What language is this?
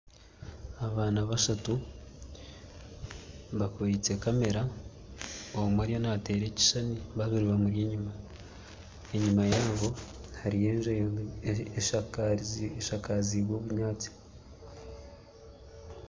Nyankole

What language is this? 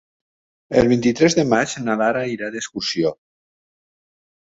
Catalan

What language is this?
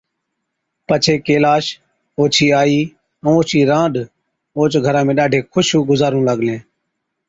Od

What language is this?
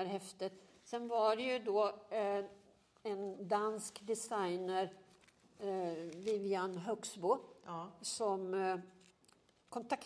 Swedish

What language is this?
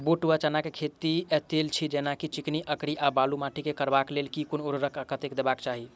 Maithili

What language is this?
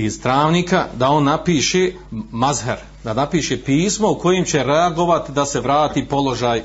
Croatian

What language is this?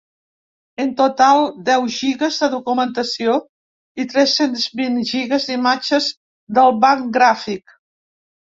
Catalan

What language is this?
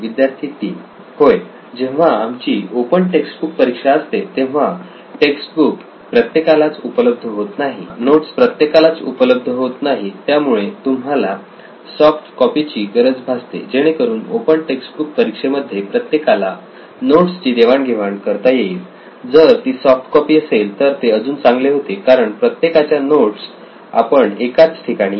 Marathi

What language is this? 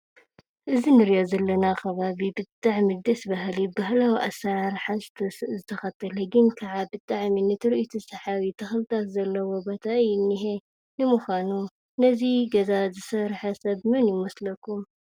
Tigrinya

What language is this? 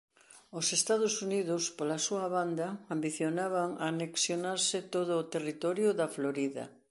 Galician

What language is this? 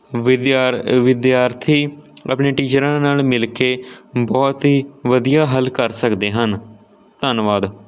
Punjabi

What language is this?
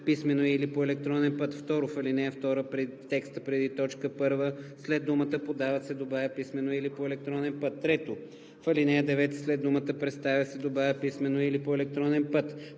Bulgarian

